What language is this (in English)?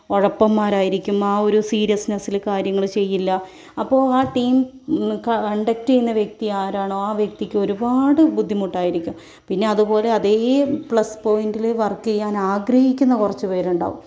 Malayalam